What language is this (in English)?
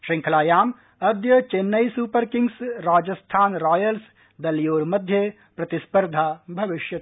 Sanskrit